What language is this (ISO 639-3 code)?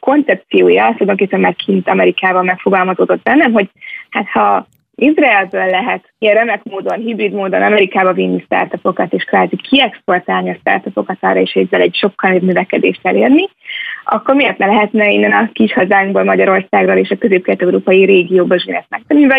hun